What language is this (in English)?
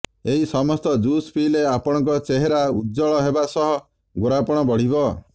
Odia